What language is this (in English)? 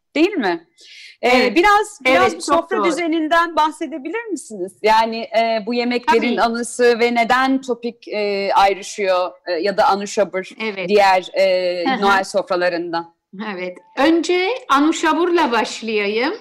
Turkish